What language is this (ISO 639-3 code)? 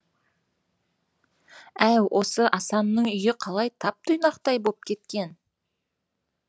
kaz